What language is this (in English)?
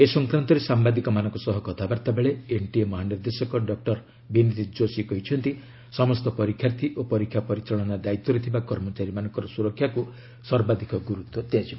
Odia